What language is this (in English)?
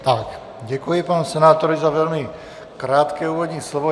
Czech